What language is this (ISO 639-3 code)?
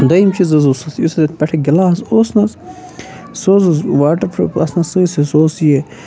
kas